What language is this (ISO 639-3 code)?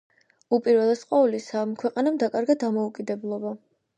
kat